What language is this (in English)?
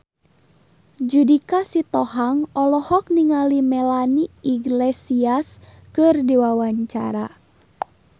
Sundanese